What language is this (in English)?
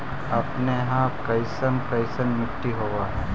Magahi